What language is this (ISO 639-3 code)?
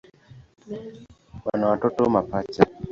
swa